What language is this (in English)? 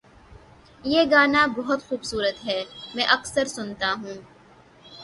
Urdu